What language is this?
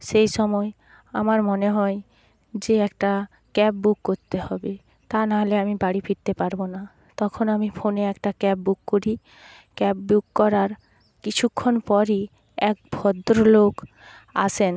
Bangla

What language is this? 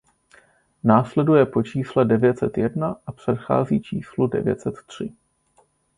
Czech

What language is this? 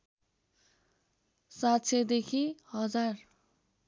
Nepali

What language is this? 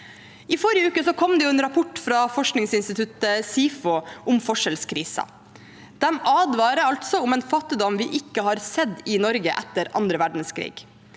Norwegian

